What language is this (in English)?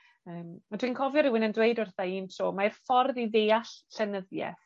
Welsh